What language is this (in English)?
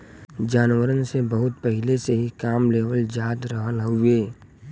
Bhojpuri